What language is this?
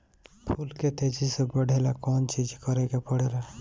Bhojpuri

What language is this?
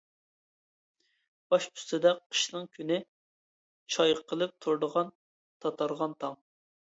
Uyghur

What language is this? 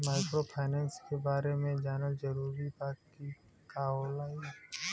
Bhojpuri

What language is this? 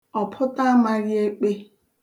Igbo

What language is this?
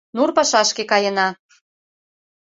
Mari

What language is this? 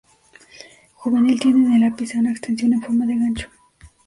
Spanish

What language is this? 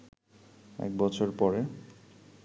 Bangla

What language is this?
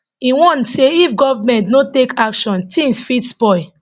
Nigerian Pidgin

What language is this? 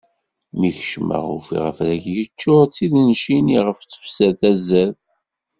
Kabyle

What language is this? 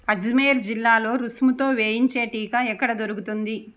Telugu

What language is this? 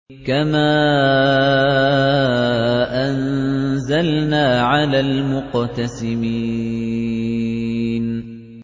Arabic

